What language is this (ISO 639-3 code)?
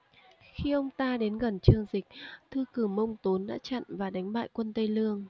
vie